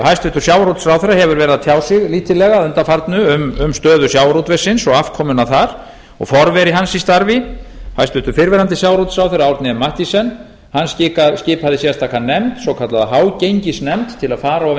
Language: Icelandic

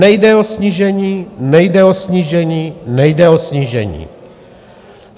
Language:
Czech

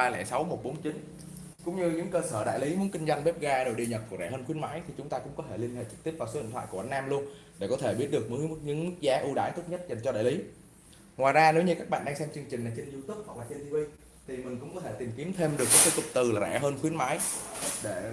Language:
Vietnamese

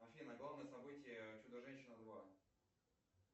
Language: Russian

